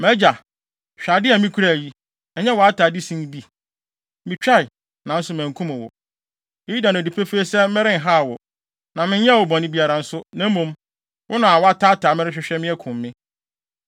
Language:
Akan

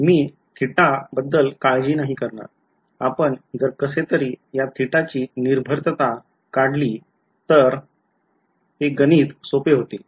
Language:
Marathi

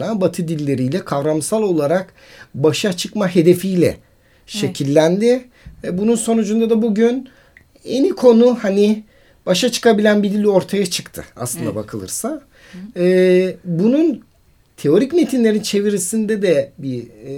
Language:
Turkish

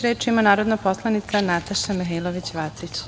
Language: Serbian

